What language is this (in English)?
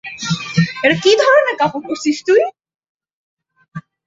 Bangla